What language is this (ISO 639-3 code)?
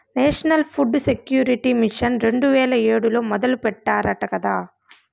tel